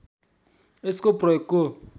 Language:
Nepali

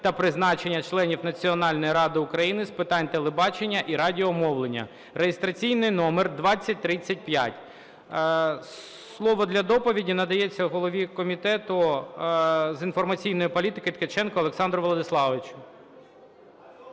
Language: Ukrainian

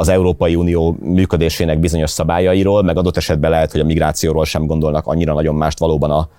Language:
Hungarian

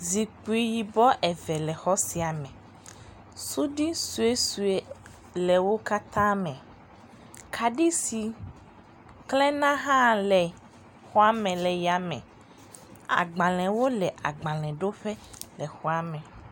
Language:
Ewe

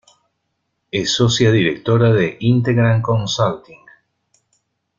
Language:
Spanish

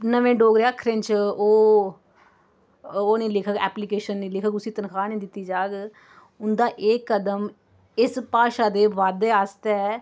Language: Dogri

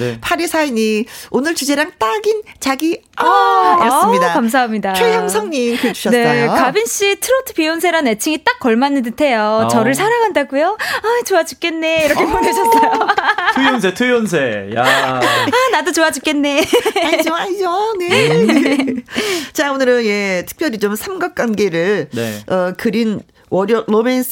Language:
Korean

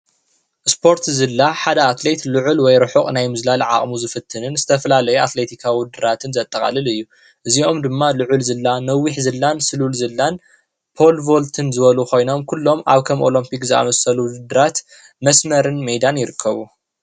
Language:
Tigrinya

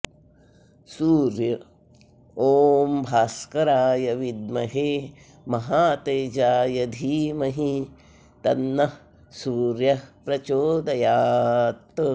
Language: Sanskrit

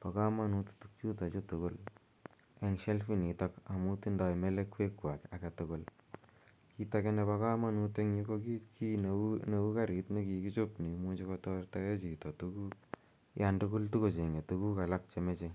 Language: Kalenjin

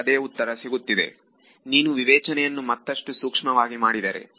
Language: Kannada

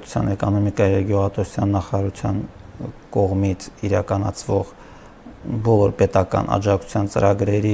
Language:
Turkish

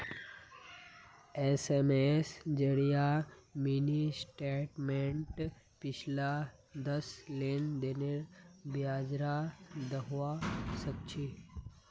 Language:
Magahi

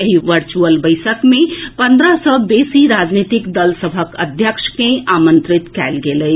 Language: Maithili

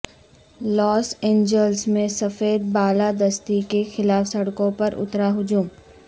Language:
Urdu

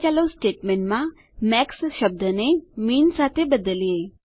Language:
Gujarati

